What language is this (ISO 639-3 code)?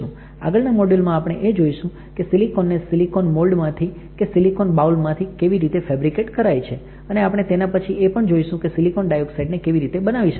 guj